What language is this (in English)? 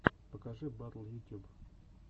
Russian